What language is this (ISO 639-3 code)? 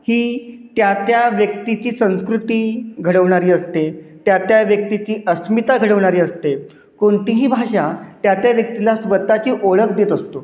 mar